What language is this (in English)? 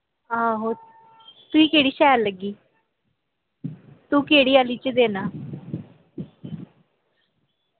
Dogri